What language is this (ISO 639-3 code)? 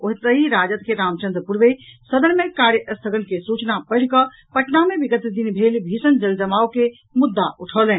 mai